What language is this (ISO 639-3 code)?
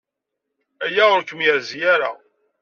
kab